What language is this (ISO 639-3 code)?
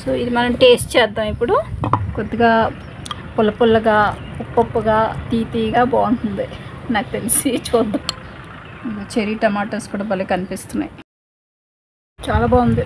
tel